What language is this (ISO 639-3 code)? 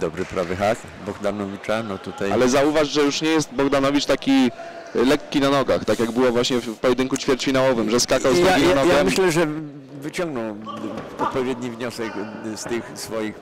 pol